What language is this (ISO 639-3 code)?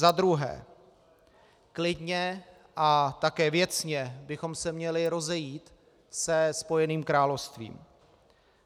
ces